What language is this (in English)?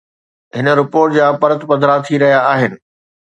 Sindhi